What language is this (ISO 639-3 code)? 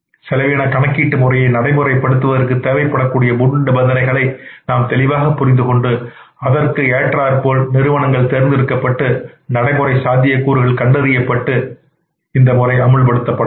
tam